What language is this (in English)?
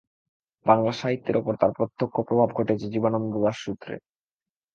Bangla